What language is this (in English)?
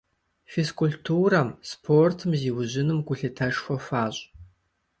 Kabardian